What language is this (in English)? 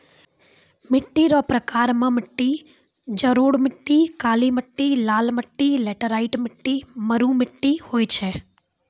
Maithili